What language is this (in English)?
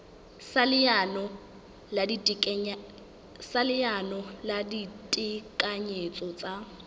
Southern Sotho